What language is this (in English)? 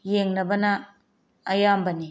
Manipuri